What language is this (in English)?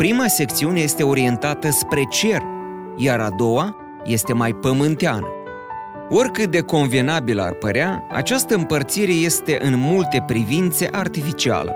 Romanian